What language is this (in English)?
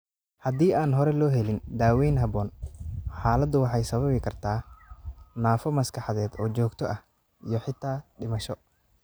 Somali